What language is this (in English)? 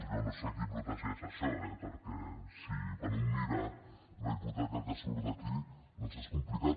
Catalan